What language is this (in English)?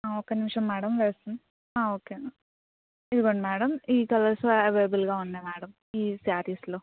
Telugu